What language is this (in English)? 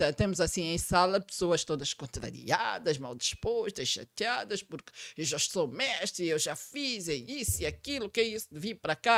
Portuguese